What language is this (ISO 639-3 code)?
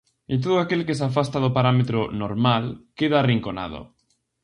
glg